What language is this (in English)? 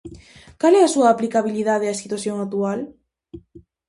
Galician